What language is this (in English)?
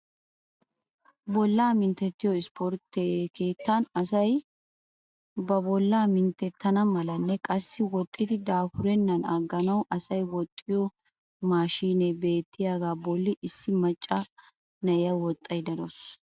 Wolaytta